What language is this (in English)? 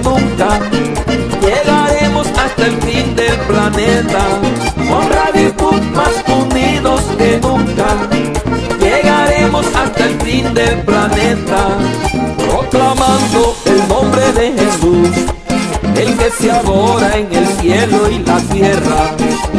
Amharic